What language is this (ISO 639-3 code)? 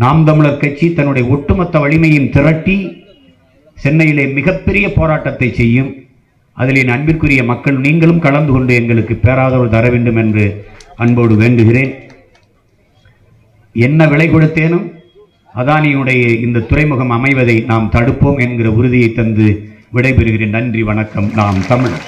tam